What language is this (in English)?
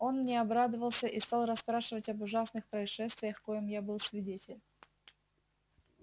Russian